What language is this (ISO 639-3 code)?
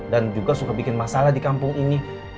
ind